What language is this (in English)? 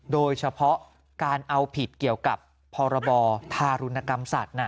Thai